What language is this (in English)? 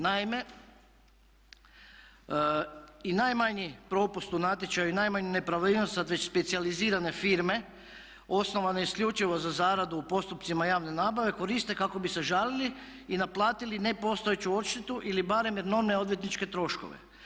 Croatian